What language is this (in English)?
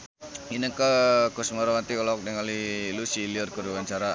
Sundanese